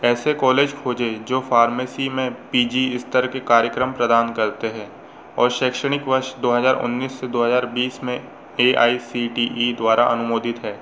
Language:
Hindi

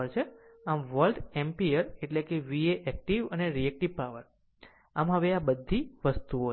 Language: Gujarati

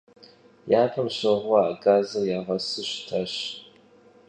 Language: Kabardian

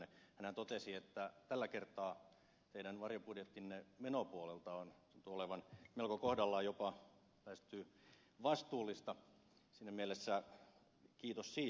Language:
Finnish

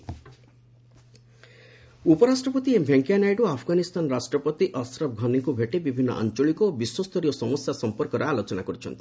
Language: Odia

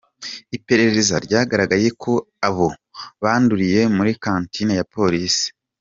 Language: Kinyarwanda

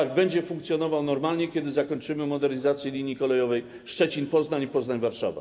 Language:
Polish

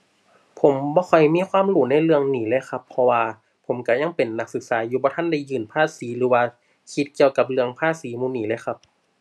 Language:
Thai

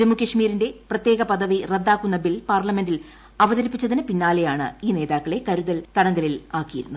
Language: Malayalam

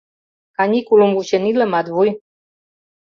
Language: Mari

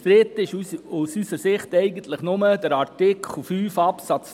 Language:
Swiss German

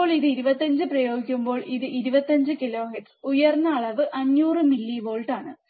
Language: Malayalam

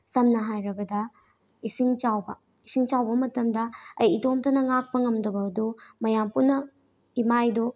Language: Manipuri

